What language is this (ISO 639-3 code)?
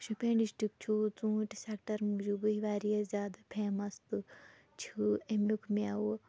kas